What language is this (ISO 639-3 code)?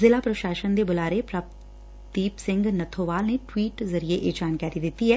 pan